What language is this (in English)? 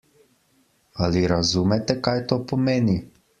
Slovenian